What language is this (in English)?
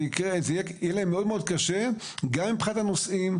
Hebrew